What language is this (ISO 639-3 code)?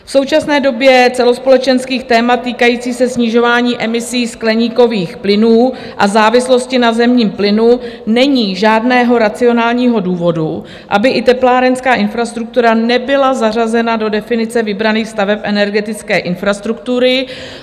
ces